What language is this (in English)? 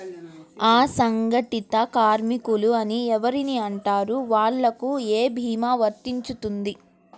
Telugu